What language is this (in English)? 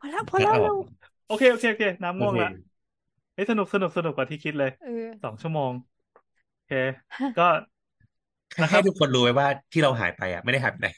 Thai